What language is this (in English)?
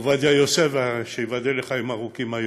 Hebrew